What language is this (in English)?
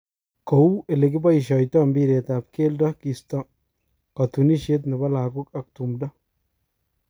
Kalenjin